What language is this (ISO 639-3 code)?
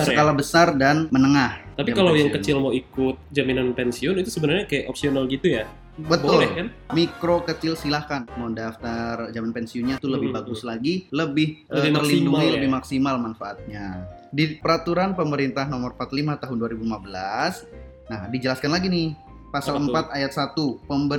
ind